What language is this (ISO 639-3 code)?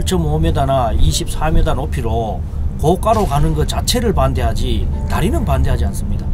kor